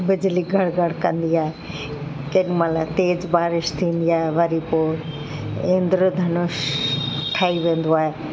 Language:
Sindhi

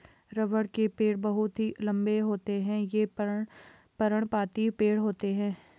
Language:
Hindi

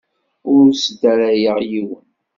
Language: Kabyle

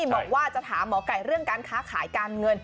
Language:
Thai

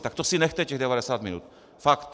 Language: Czech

